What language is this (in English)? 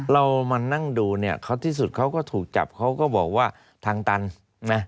Thai